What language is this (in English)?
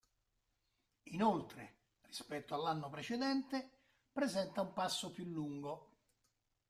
Italian